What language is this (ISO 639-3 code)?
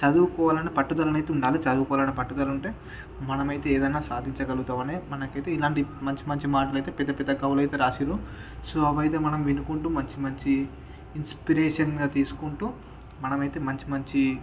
tel